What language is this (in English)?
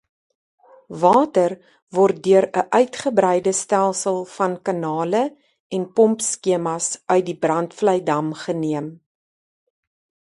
Afrikaans